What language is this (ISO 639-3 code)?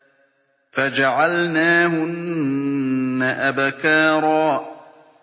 ara